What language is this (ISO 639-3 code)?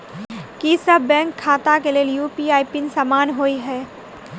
mai